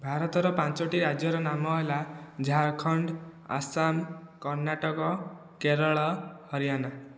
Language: Odia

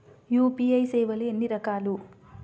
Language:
Telugu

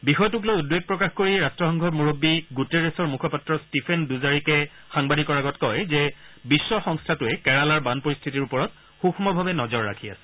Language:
Assamese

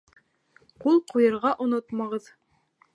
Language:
Bashkir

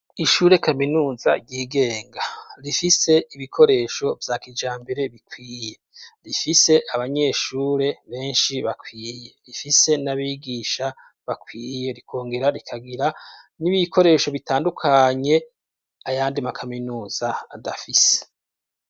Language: Rundi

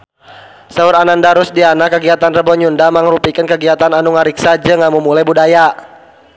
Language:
Sundanese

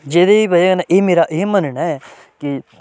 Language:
Dogri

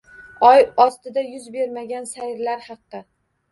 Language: Uzbek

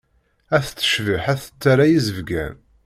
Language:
Kabyle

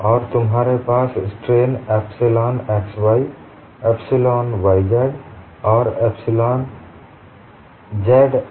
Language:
Hindi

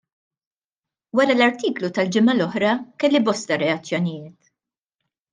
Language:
Maltese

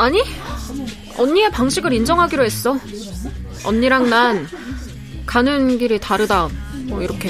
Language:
Korean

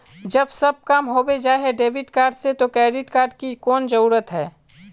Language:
Magahi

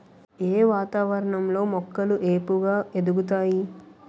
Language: Telugu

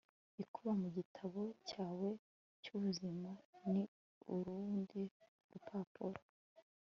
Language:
Kinyarwanda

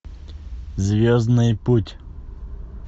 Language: Russian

